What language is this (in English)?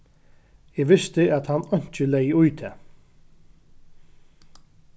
Faroese